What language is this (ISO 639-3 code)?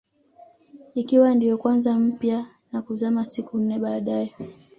swa